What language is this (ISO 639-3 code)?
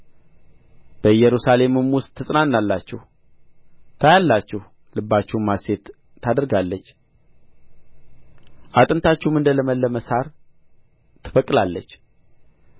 amh